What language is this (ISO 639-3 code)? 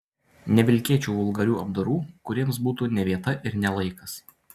lit